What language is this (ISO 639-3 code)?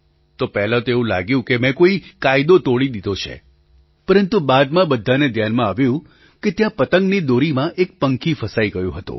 guj